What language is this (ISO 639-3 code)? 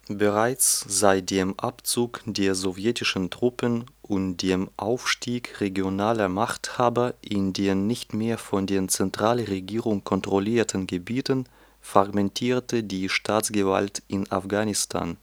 deu